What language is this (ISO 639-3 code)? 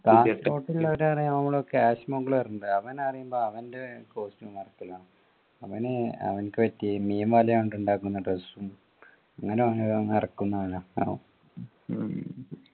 mal